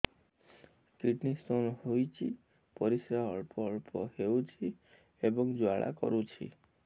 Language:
Odia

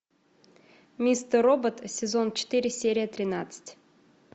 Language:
Russian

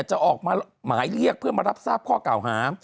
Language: Thai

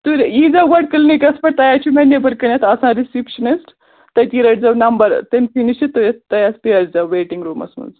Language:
Kashmiri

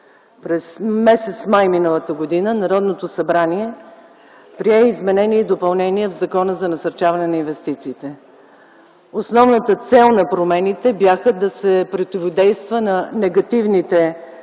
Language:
Bulgarian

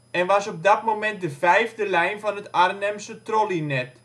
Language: Dutch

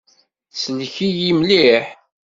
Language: Kabyle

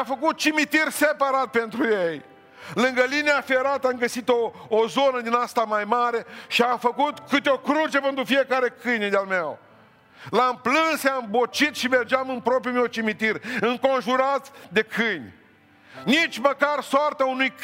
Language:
Romanian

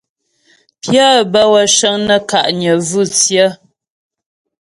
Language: Ghomala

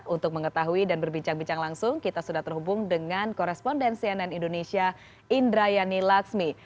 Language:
Indonesian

